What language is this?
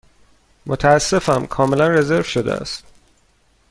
Persian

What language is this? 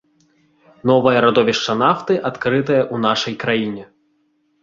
Belarusian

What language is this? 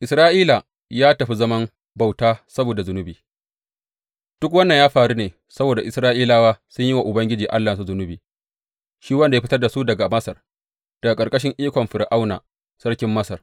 Hausa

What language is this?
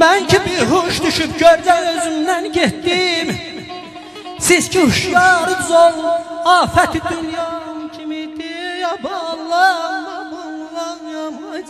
Arabic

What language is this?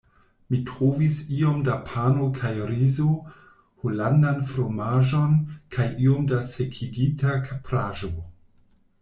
Esperanto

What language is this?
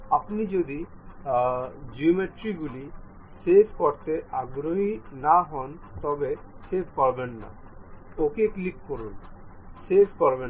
Bangla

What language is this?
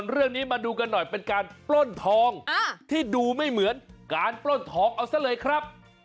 Thai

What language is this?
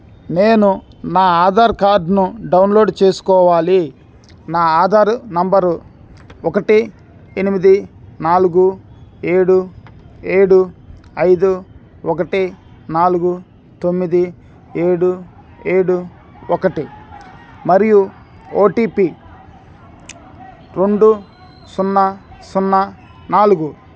Telugu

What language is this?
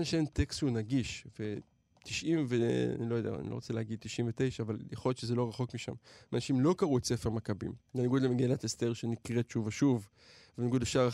Hebrew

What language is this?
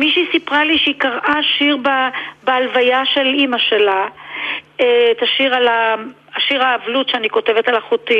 Hebrew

